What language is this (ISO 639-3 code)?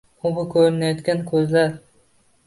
uzb